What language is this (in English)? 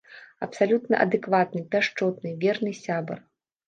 Belarusian